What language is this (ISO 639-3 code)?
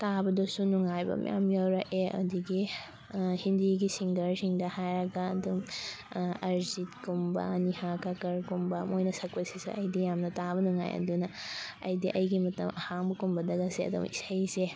mni